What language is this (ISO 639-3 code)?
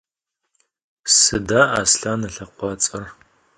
ady